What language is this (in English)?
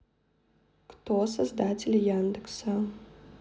Russian